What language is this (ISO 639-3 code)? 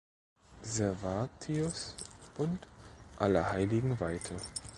deu